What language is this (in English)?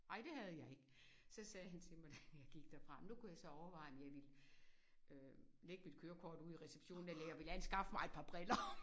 Danish